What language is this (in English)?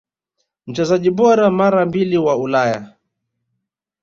Swahili